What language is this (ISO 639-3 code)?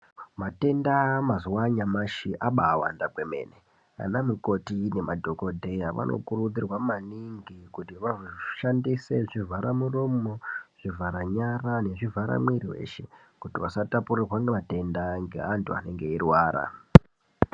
ndc